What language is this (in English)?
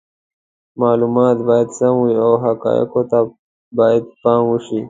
Pashto